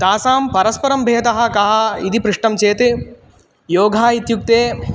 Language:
Sanskrit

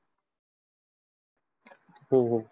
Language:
Marathi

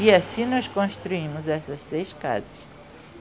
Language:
Portuguese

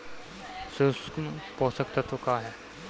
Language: Bhojpuri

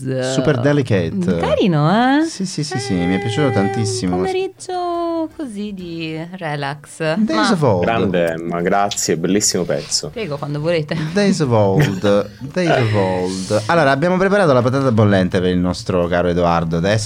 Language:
Italian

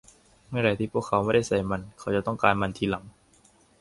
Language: Thai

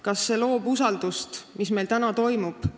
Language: Estonian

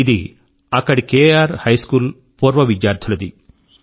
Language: Telugu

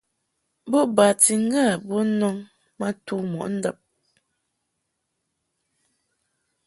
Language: Mungaka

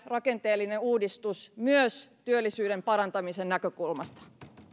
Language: Finnish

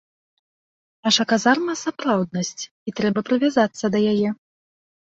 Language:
Belarusian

